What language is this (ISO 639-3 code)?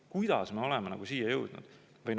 est